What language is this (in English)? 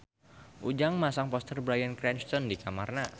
Sundanese